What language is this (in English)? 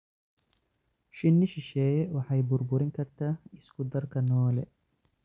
Somali